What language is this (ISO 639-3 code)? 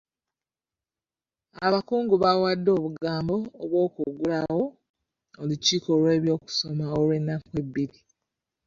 lug